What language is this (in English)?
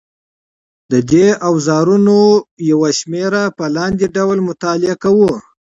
Pashto